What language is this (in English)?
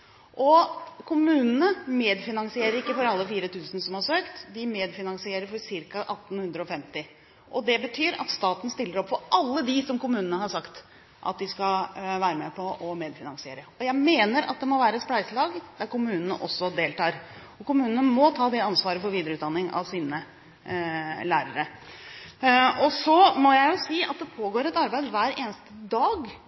Norwegian Bokmål